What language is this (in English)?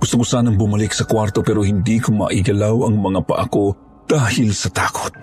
Filipino